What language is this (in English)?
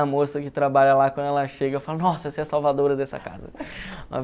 Portuguese